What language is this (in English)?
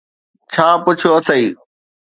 Sindhi